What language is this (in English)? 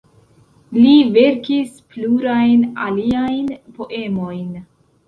Esperanto